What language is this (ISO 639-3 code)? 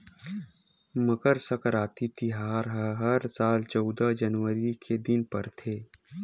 hne